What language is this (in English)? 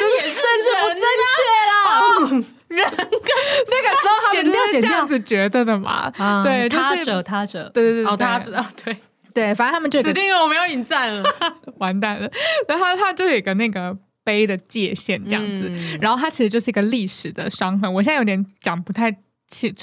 Chinese